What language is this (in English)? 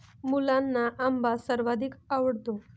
Marathi